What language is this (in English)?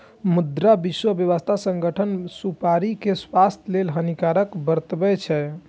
Maithili